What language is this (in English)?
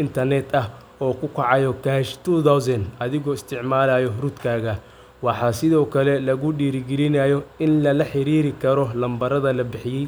Somali